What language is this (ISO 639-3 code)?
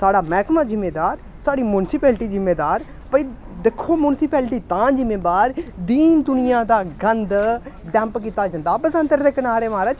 doi